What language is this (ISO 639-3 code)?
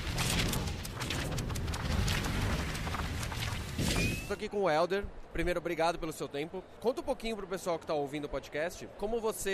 por